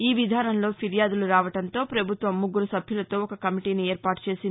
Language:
Telugu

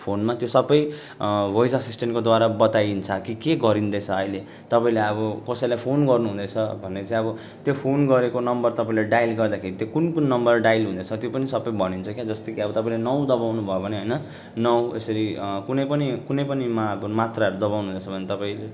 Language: Nepali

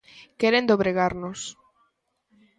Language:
Galician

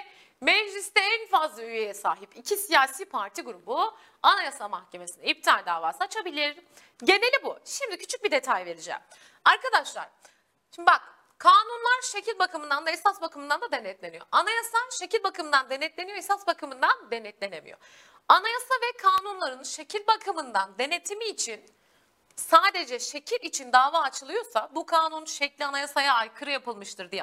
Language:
Turkish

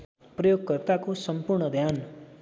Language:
Nepali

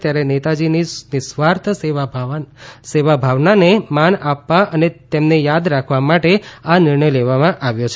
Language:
Gujarati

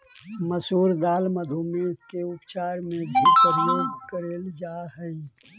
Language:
Magahi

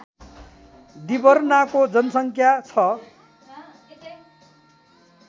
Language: Nepali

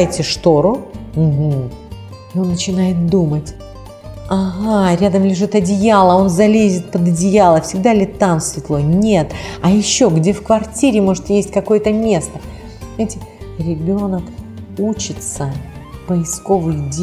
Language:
Russian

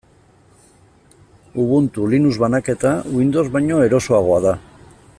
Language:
Basque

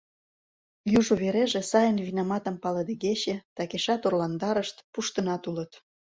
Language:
Mari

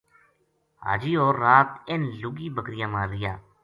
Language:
Gujari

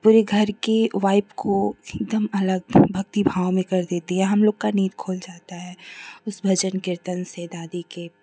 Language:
Hindi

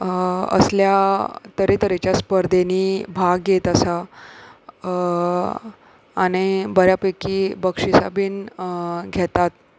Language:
Konkani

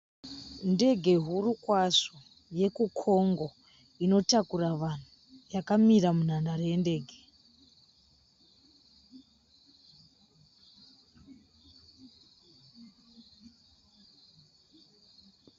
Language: Shona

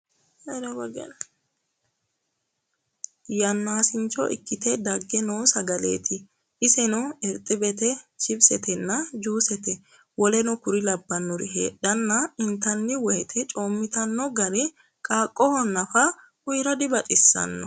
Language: Sidamo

